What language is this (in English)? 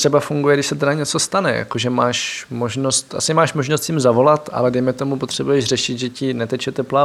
Czech